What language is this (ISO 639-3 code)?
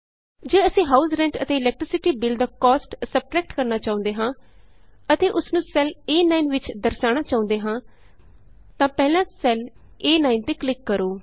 pan